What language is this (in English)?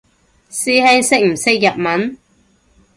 Cantonese